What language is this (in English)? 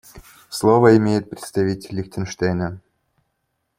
Russian